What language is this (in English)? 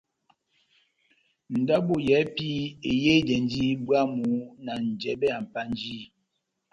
Batanga